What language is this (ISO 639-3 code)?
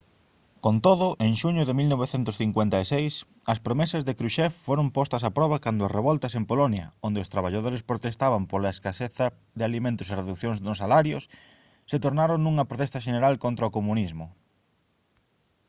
glg